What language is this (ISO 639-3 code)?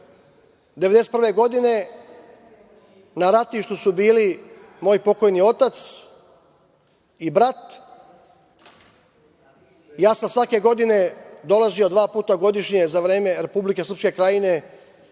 srp